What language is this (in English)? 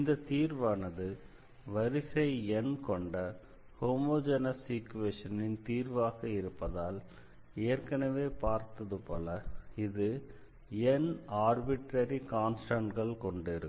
Tamil